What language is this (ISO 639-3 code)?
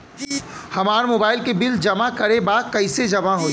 bho